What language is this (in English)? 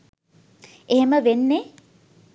Sinhala